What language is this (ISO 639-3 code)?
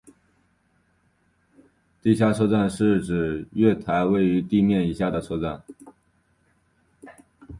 zho